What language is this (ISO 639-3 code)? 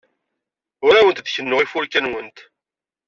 kab